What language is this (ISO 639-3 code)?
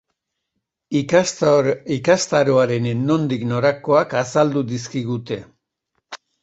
eus